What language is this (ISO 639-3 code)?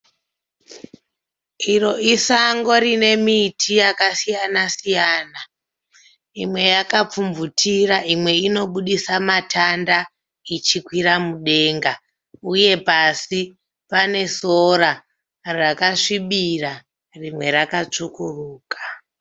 sna